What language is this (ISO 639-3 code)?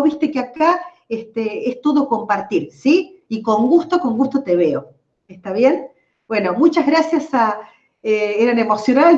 spa